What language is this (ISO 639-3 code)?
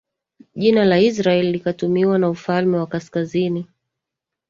swa